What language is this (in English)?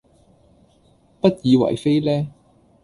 Cantonese